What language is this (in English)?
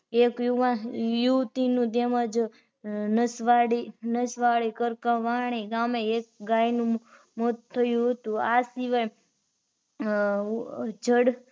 Gujarati